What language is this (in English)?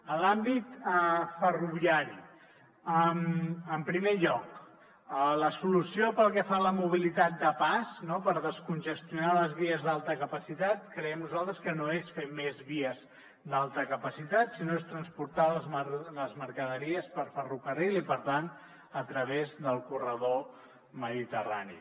Catalan